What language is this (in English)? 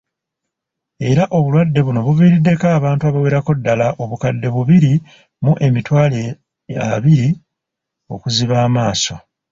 Ganda